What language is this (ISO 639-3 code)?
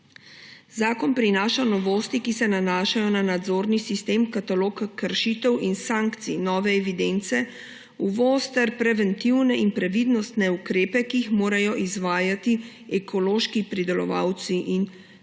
slv